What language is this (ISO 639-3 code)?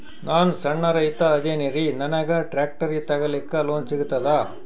kan